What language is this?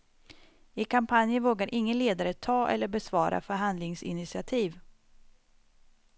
Swedish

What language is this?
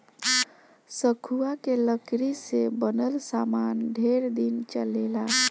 Bhojpuri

